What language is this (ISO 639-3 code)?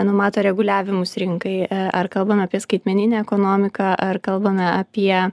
lit